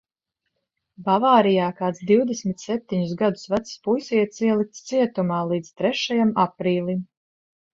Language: Latvian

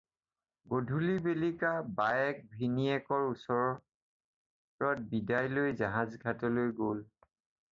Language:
Assamese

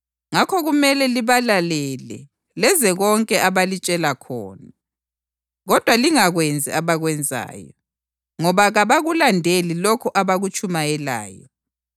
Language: North Ndebele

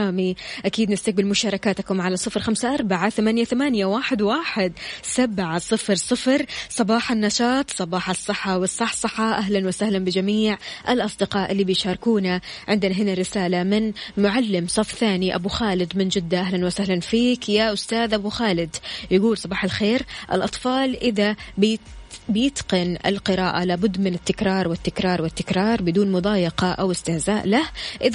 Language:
Arabic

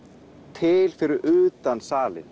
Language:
Icelandic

